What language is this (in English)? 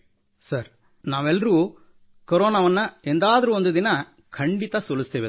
Kannada